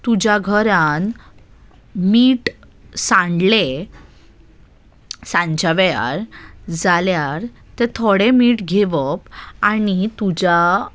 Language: Konkani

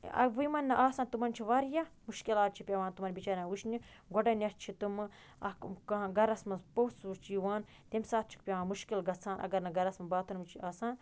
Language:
Kashmiri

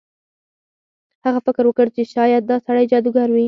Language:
Pashto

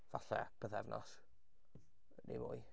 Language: Welsh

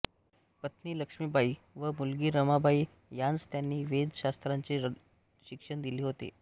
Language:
Marathi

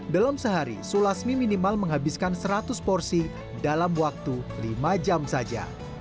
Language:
Indonesian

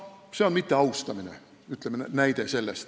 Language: Estonian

